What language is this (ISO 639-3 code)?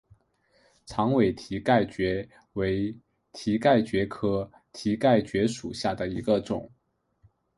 zho